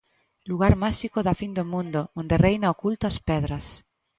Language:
Galician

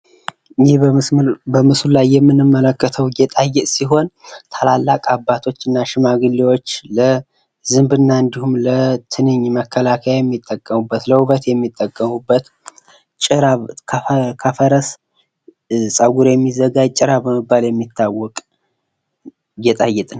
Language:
Amharic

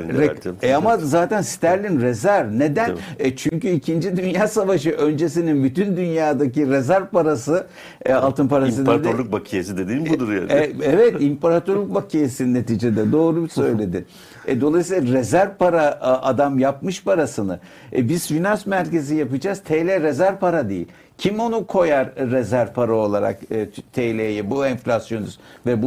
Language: Turkish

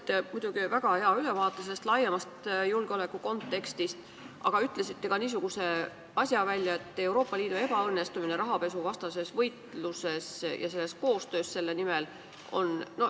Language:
Estonian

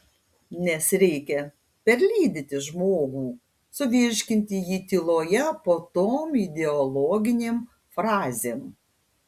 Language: Lithuanian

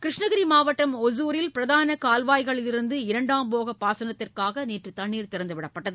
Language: Tamil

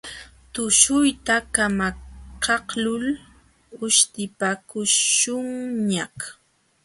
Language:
Jauja Wanca Quechua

